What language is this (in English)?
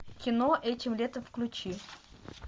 Russian